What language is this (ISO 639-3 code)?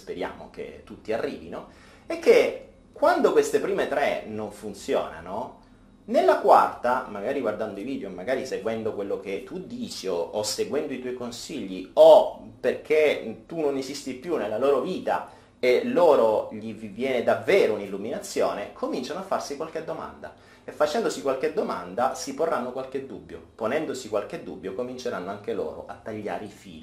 ita